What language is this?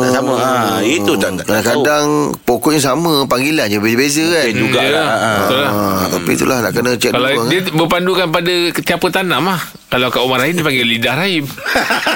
Malay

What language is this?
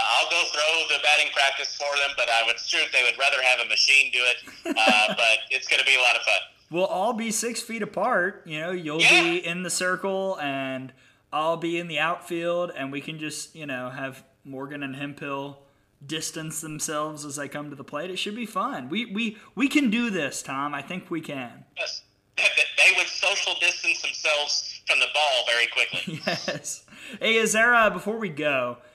English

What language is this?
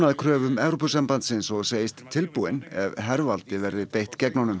Icelandic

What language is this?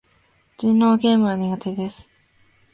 Japanese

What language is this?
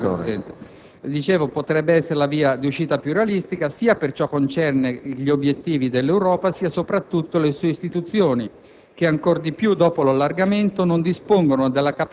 Italian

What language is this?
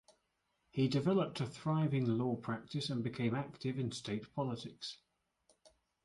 English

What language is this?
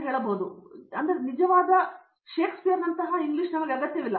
Kannada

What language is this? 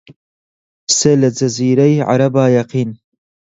Central Kurdish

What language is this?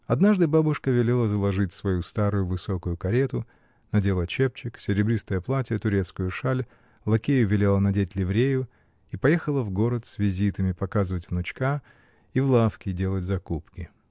Russian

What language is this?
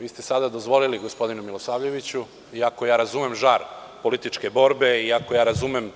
Serbian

